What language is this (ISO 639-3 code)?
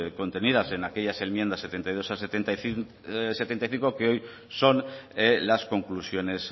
spa